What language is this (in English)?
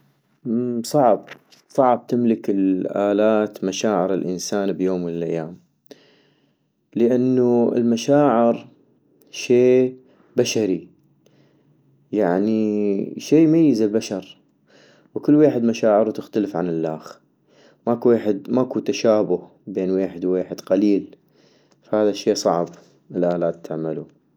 North Mesopotamian Arabic